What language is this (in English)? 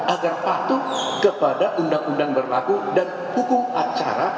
Indonesian